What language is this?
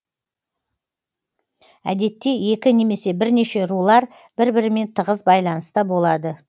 Kazakh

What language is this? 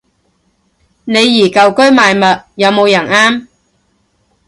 Cantonese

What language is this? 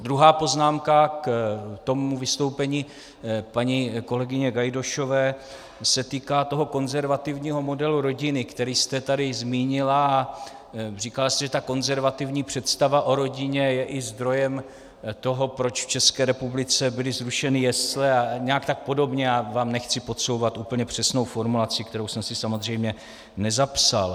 Czech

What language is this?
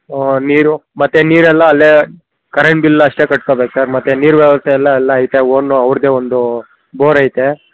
Kannada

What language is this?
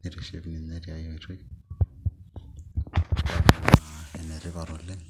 Masai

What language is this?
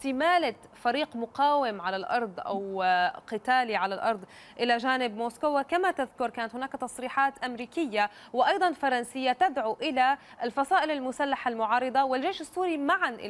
Arabic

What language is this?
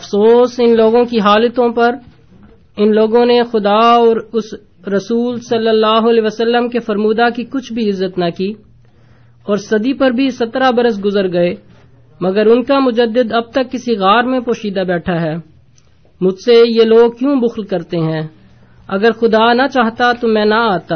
Urdu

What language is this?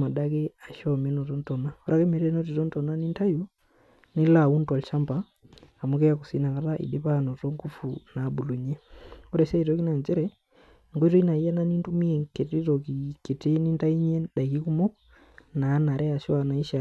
Masai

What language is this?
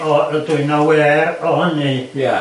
Welsh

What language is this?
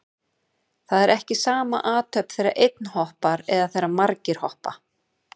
Icelandic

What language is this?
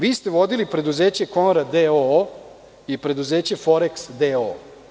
Serbian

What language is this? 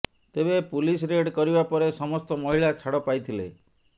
Odia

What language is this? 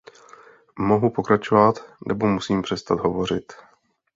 Czech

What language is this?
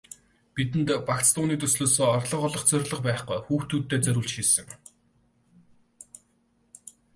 Mongolian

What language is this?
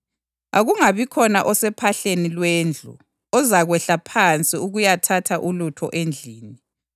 North Ndebele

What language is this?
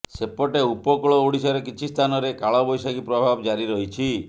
Odia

